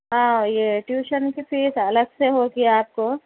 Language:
Urdu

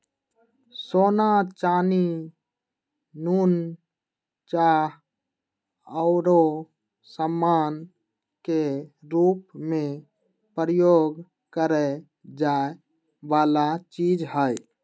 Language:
Magahi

